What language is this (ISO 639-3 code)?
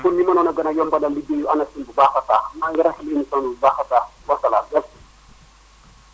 wol